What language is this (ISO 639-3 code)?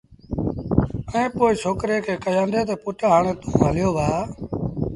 sbn